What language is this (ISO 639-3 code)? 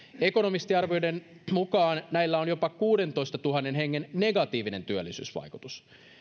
fin